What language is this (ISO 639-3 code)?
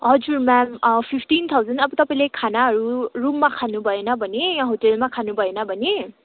nep